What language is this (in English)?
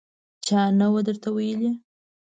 Pashto